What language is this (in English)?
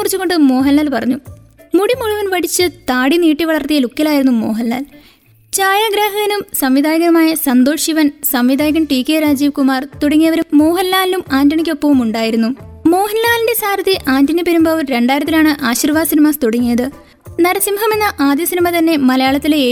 Malayalam